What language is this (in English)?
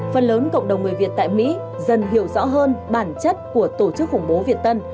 Vietnamese